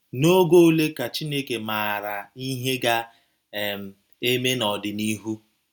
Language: Igbo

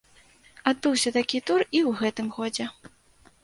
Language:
Belarusian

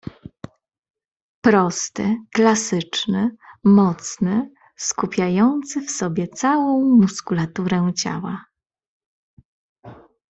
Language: Polish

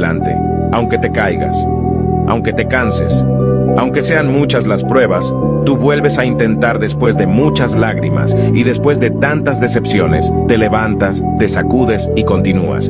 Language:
Spanish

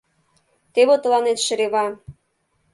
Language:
Mari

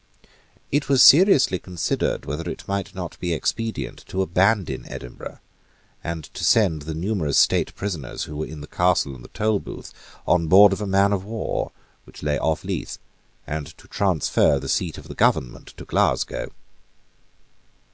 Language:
English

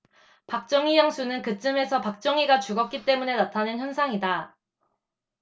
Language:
Korean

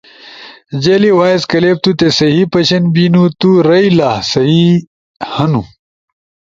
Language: Ushojo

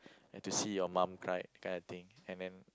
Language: English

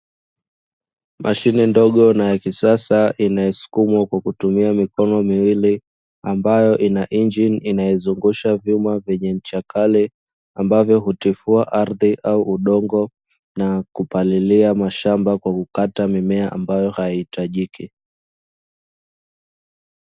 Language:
Swahili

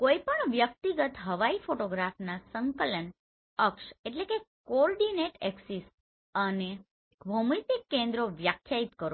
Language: Gujarati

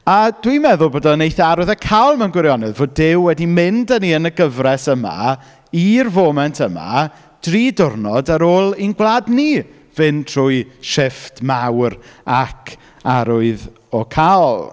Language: Welsh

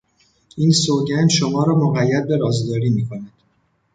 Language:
Persian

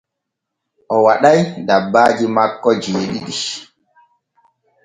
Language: Borgu Fulfulde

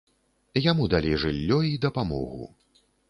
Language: Belarusian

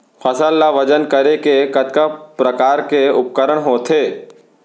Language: Chhattisgarhi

